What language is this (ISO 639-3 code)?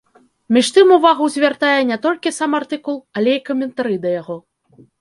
bel